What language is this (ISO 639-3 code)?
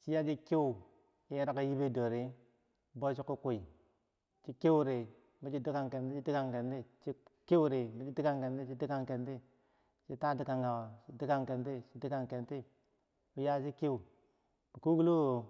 bsj